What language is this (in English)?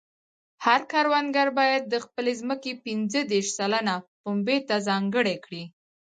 Pashto